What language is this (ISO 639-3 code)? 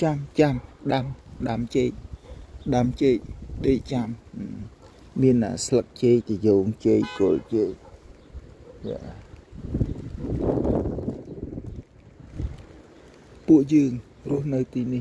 vie